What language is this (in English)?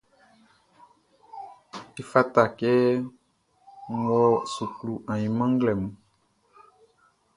Baoulé